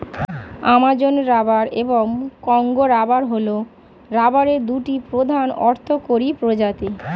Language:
Bangla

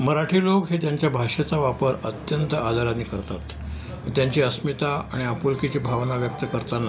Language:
Marathi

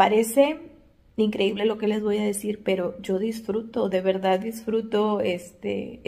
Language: Spanish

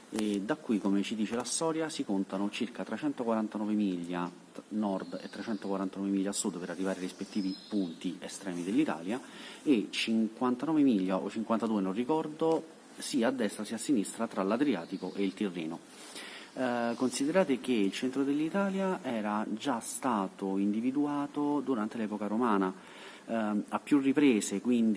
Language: Italian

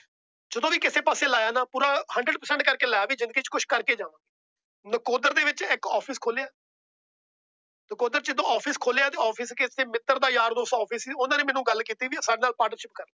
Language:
Punjabi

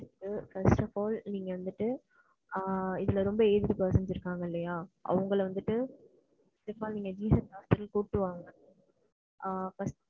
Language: Tamil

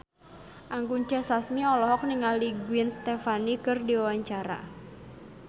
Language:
Sundanese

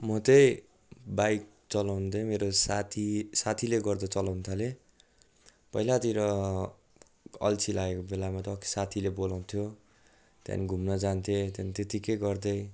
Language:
Nepali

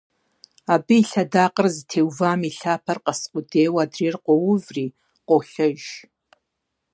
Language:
Kabardian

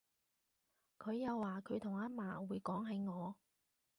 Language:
Cantonese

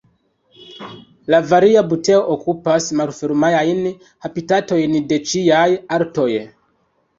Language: Esperanto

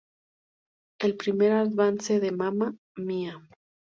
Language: Spanish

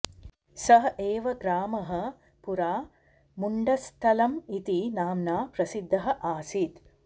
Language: Sanskrit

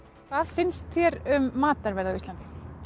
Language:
Icelandic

